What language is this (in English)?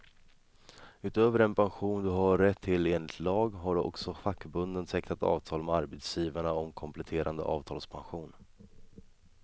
Swedish